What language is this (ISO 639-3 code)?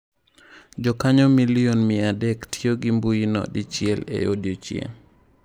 luo